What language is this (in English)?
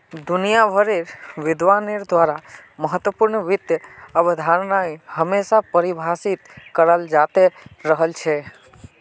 Magahi